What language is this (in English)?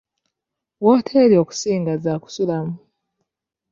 Ganda